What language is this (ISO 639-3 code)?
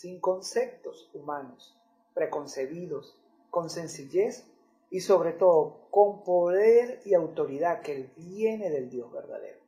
spa